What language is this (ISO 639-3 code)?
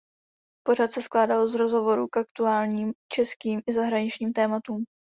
ces